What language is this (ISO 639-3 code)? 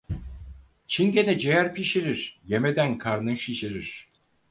tur